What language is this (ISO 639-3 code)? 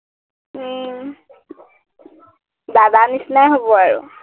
asm